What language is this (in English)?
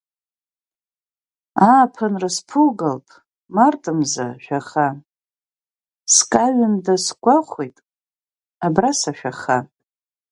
Abkhazian